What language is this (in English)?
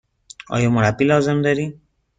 Persian